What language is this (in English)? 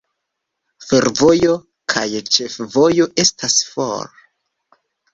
Esperanto